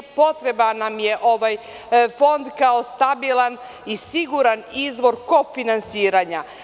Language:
Serbian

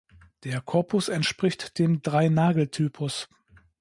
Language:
German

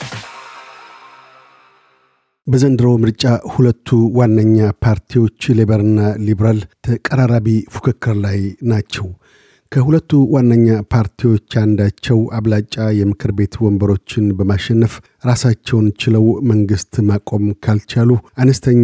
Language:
Amharic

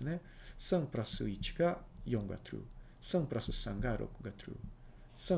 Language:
Japanese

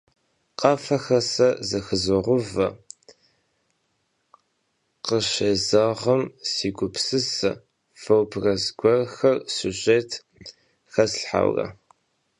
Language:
Kabardian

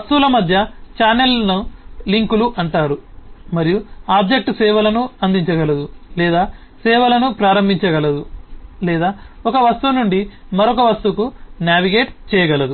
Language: Telugu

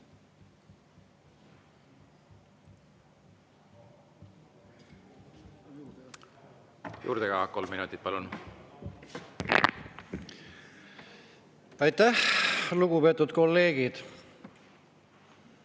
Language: Estonian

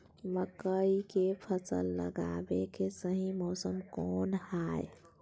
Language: Magahi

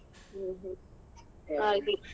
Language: Kannada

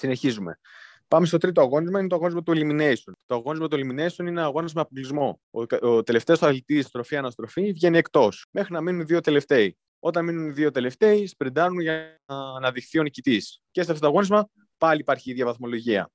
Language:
Greek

